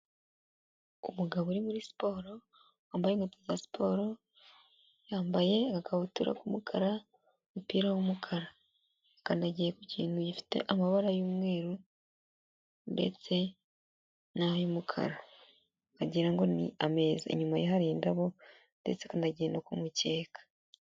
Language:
Kinyarwanda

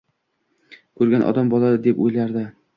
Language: Uzbek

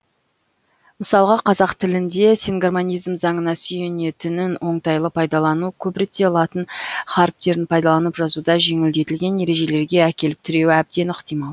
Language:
Kazakh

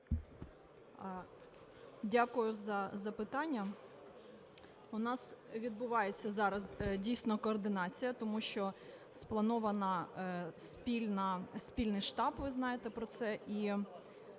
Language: Ukrainian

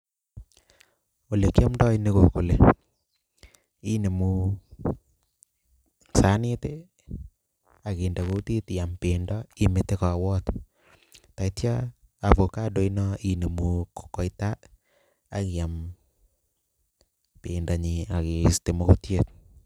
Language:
Kalenjin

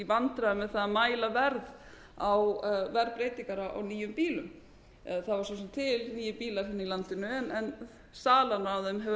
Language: Icelandic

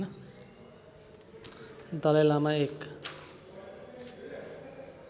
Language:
Nepali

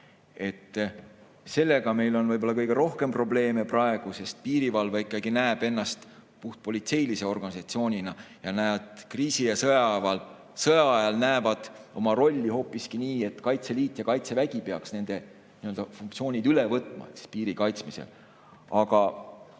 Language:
Estonian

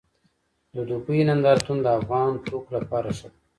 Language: Pashto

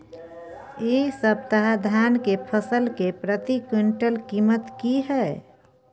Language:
Maithili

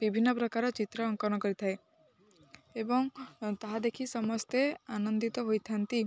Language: Odia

